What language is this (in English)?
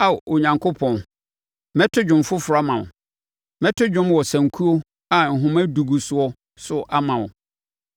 Akan